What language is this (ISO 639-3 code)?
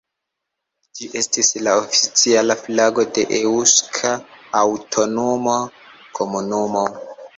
epo